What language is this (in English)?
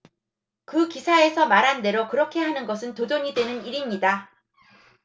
Korean